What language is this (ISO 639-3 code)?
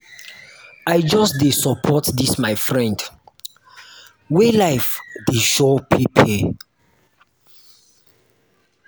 pcm